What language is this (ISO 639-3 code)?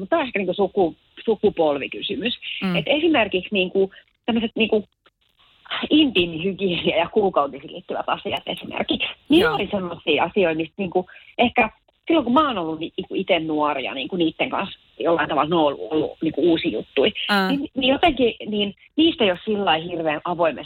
fin